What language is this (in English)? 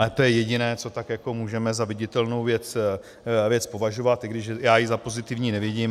Czech